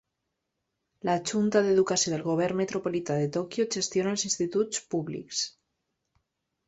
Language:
Catalan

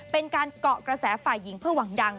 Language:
Thai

